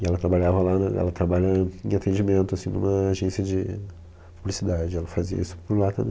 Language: Portuguese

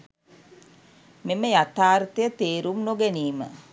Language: Sinhala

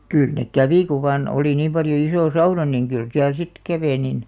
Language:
Finnish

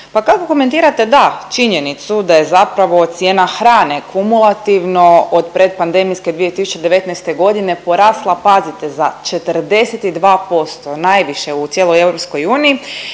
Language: Croatian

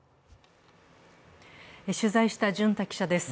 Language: Japanese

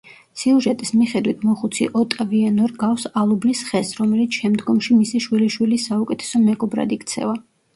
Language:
Georgian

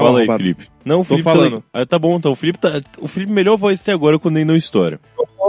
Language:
Portuguese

